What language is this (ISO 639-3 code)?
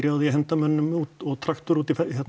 isl